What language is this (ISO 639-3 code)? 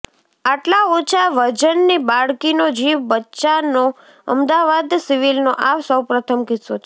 guj